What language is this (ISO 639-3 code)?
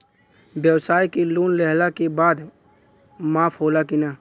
bho